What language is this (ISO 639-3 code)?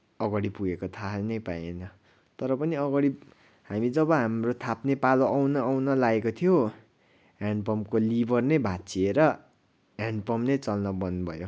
nep